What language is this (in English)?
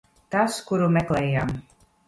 Latvian